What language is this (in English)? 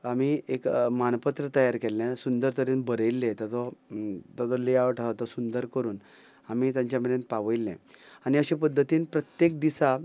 Konkani